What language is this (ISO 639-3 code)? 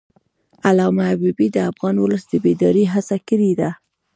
pus